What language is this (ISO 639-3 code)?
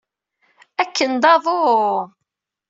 kab